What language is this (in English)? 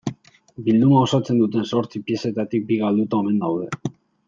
Basque